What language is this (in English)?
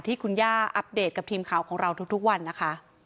Thai